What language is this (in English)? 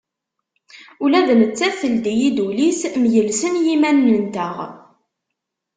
Kabyle